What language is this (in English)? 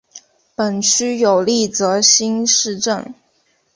Chinese